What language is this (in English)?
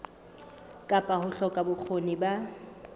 Southern Sotho